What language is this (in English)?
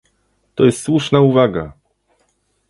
Polish